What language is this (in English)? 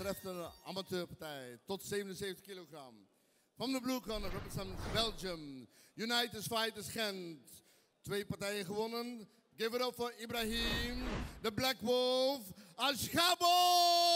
Dutch